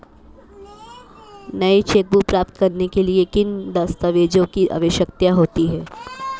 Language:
Hindi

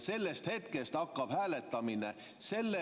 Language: Estonian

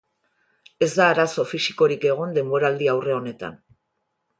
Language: Basque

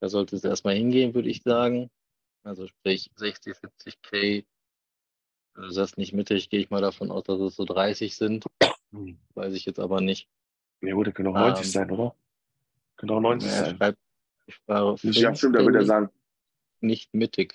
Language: German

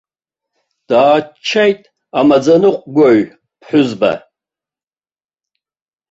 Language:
Abkhazian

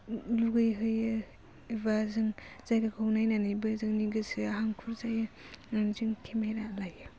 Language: Bodo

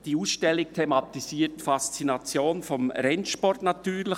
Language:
Swiss German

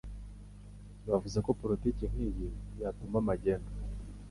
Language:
Kinyarwanda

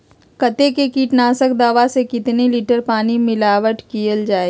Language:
Magahi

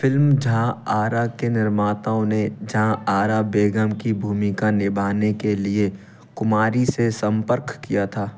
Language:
Hindi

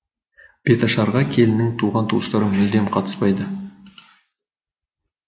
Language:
Kazakh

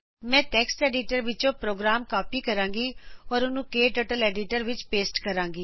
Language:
Punjabi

